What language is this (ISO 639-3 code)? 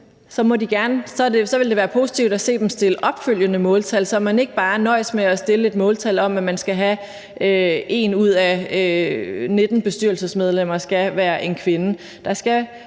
dan